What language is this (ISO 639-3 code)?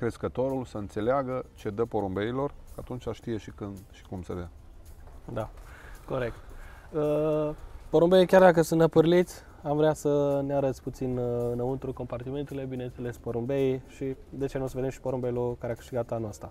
ron